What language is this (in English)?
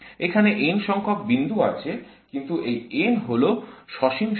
Bangla